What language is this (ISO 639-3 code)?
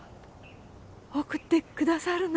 jpn